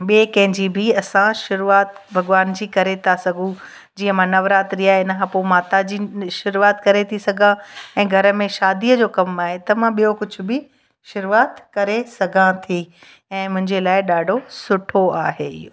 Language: Sindhi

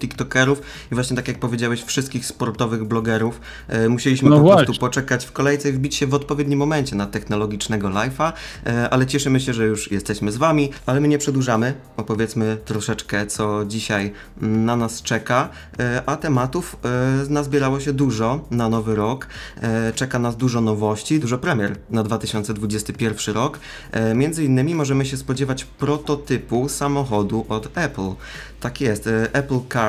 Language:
Polish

